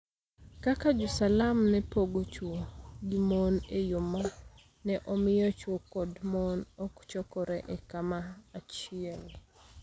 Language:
Luo (Kenya and Tanzania)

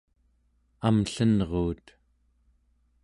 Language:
Central Yupik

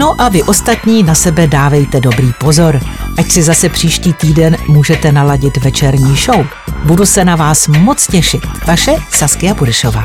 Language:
Czech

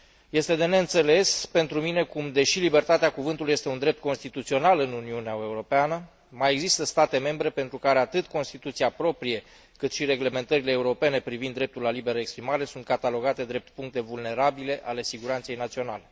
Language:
Romanian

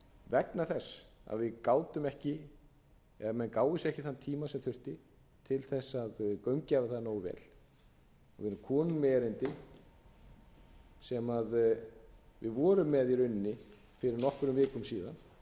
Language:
Icelandic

